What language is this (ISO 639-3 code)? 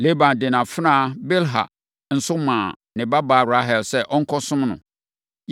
aka